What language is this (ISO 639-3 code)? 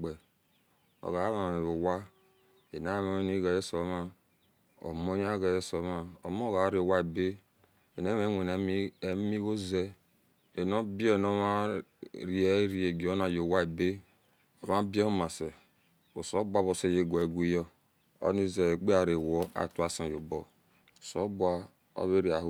ish